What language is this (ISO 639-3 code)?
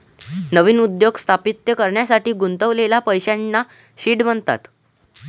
mar